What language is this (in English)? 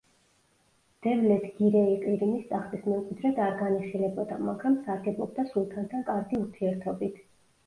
Georgian